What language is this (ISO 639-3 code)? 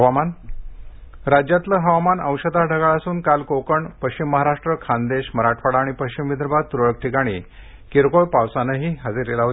mar